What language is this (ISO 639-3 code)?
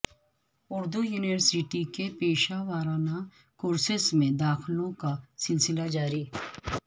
urd